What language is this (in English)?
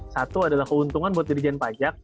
Indonesian